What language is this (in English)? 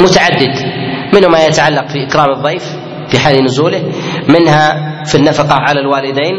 Arabic